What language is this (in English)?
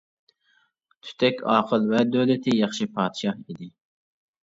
Uyghur